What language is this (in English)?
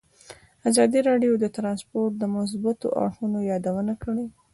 Pashto